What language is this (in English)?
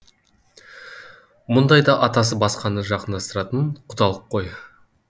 Kazakh